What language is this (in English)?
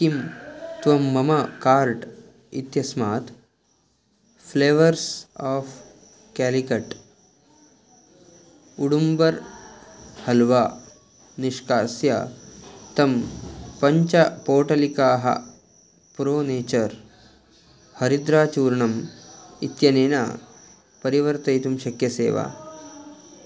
Sanskrit